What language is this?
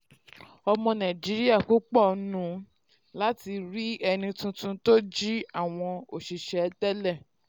Yoruba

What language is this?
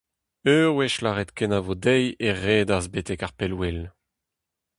Breton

